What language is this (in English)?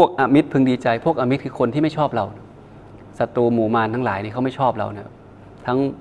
Thai